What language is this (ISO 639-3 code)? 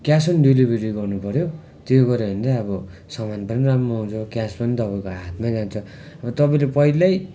nep